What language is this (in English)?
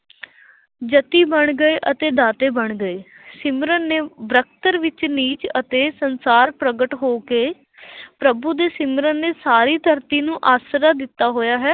Punjabi